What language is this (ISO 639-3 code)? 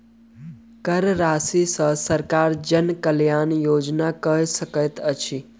mai